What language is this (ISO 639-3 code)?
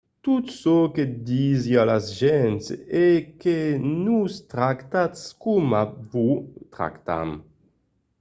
oci